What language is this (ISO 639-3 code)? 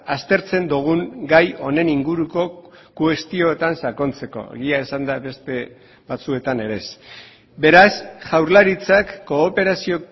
eus